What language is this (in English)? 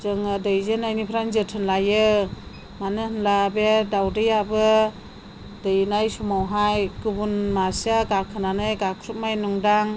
Bodo